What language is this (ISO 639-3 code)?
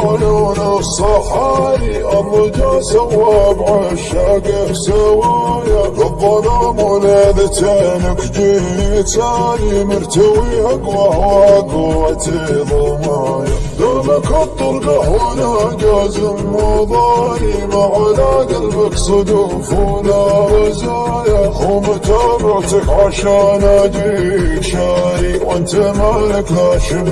ara